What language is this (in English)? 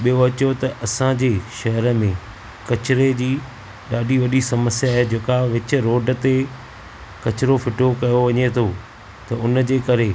Sindhi